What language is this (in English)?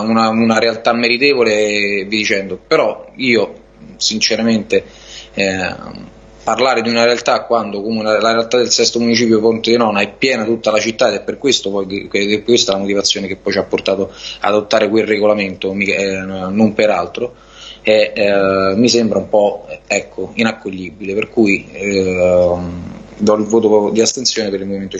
Italian